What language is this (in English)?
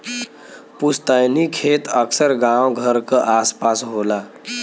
Bhojpuri